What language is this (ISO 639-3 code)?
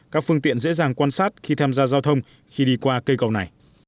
vie